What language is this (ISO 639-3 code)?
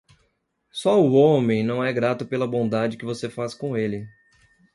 por